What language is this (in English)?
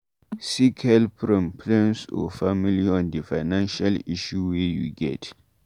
Nigerian Pidgin